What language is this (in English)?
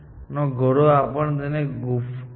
Gujarati